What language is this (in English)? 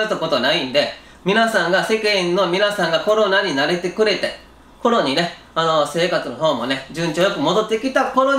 Japanese